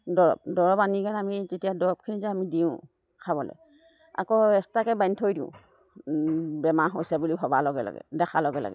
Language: Assamese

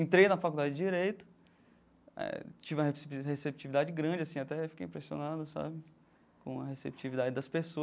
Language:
Portuguese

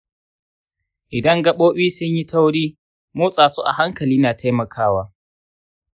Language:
Hausa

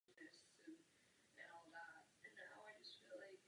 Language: Czech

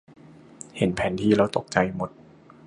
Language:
Thai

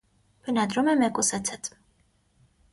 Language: Armenian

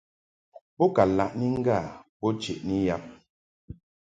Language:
Mungaka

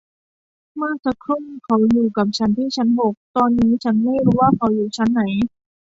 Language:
Thai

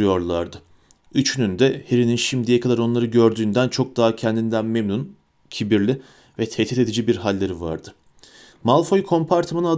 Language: Turkish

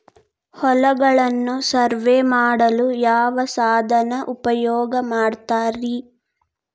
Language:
Kannada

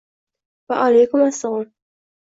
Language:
Uzbek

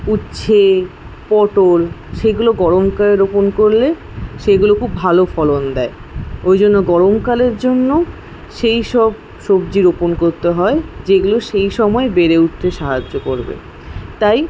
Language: Bangla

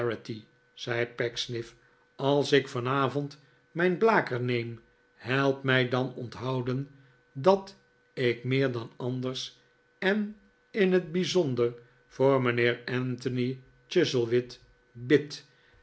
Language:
Dutch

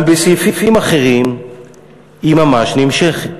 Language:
Hebrew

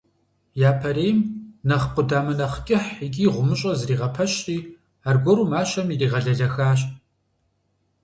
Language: Kabardian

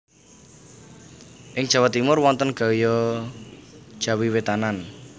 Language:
Javanese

